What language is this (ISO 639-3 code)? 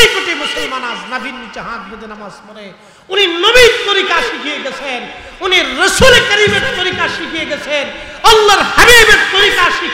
ben